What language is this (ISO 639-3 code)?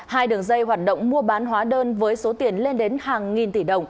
vie